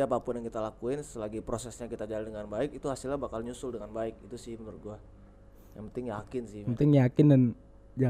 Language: Indonesian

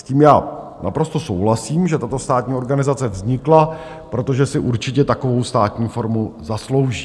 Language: Czech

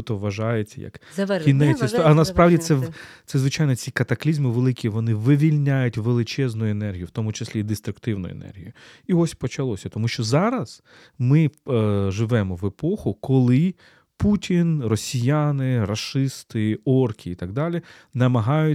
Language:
Ukrainian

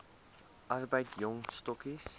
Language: Afrikaans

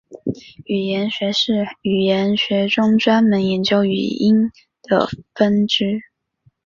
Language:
Chinese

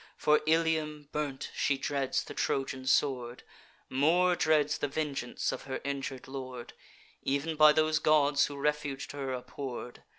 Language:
English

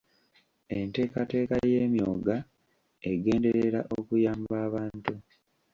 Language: Ganda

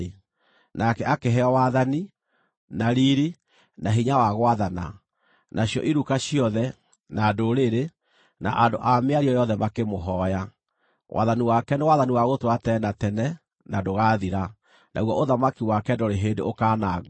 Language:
Kikuyu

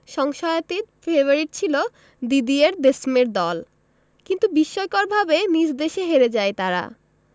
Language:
Bangla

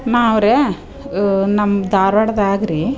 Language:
Kannada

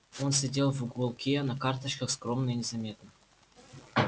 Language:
Russian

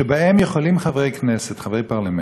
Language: Hebrew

